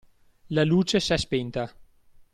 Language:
Italian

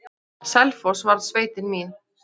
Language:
Icelandic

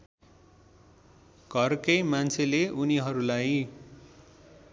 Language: Nepali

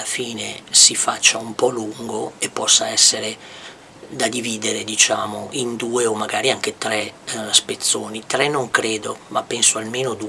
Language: Italian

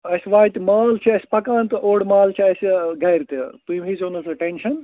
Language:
Kashmiri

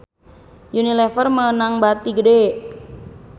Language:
Sundanese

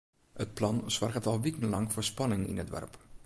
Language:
Western Frisian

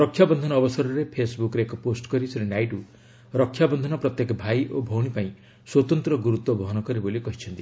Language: Odia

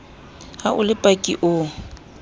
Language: Southern Sotho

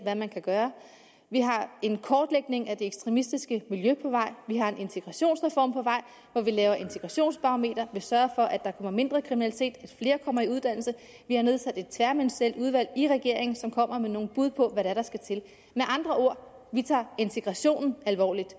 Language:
Danish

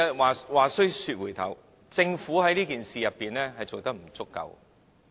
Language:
Cantonese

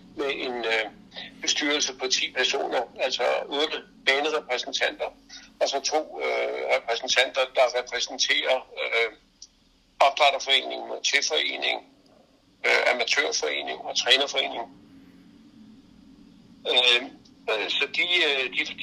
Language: Danish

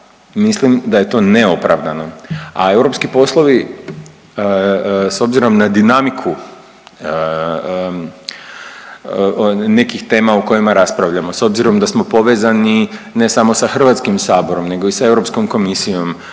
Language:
Croatian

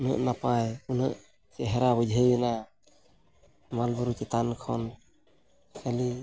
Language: Santali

